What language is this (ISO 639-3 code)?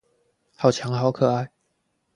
zho